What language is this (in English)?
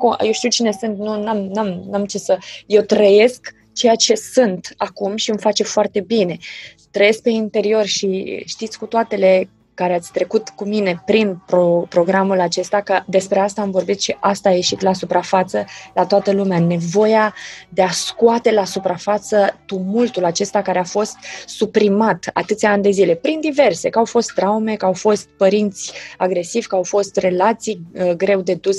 Romanian